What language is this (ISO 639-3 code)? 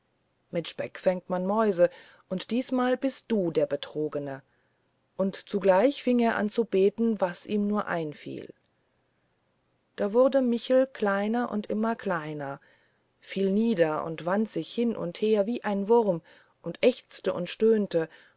deu